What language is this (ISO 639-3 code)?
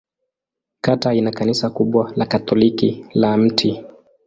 swa